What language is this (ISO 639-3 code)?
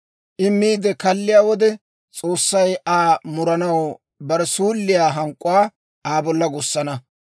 dwr